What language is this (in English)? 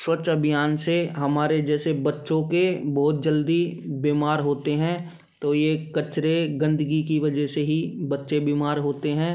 Hindi